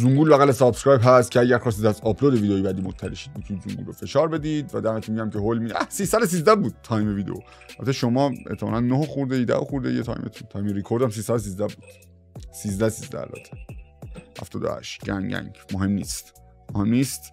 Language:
Persian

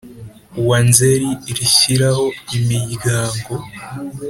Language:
Kinyarwanda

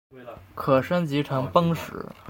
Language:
Chinese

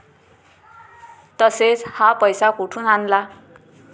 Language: Marathi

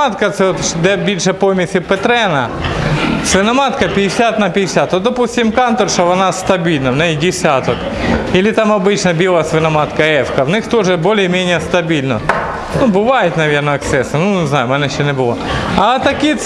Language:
Russian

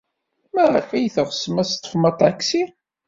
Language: Kabyle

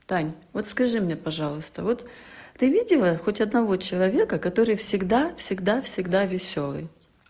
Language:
Russian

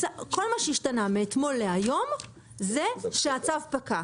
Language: Hebrew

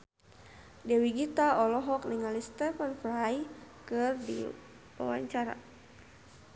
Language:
Sundanese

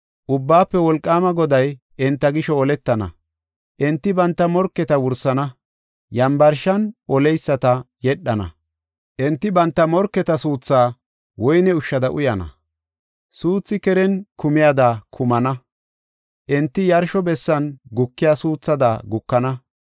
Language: Gofa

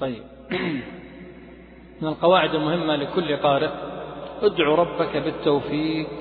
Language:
Arabic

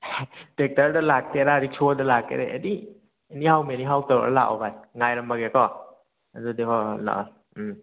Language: Manipuri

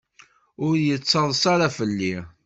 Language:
Kabyle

